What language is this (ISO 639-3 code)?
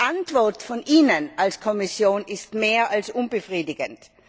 deu